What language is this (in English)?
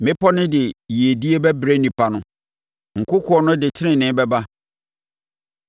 Akan